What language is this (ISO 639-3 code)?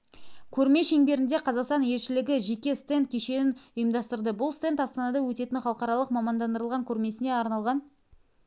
kaz